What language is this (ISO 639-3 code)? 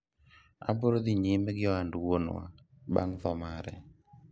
luo